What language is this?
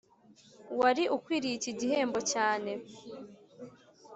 Kinyarwanda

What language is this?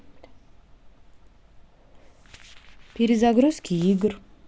Russian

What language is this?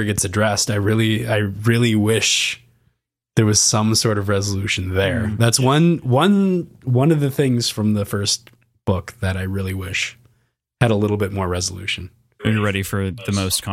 English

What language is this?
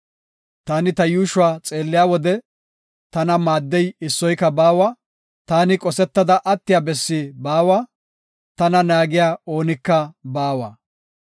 Gofa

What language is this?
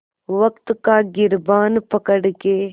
Hindi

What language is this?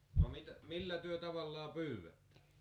Finnish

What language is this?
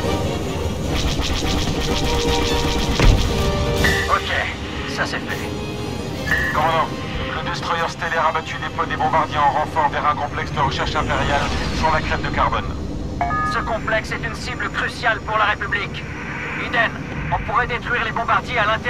French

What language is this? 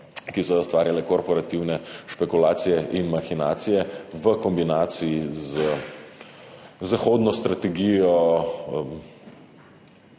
Slovenian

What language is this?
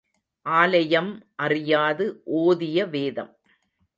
Tamil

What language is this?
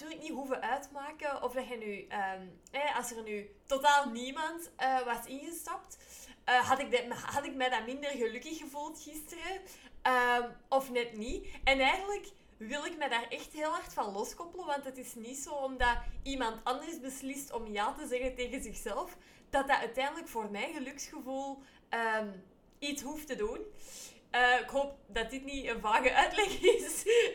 Dutch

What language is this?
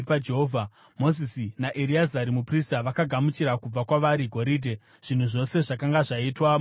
Shona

